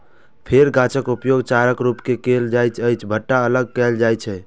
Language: Maithili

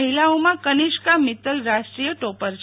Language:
Gujarati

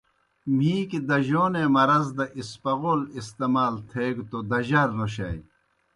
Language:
Kohistani Shina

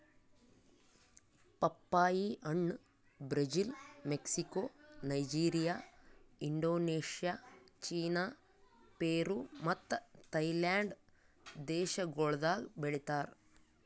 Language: Kannada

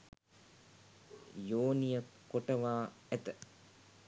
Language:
Sinhala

